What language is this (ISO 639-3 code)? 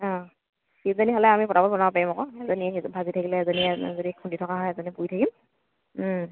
asm